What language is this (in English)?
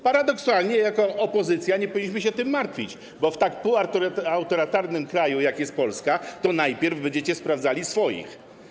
Polish